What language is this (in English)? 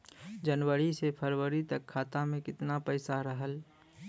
Bhojpuri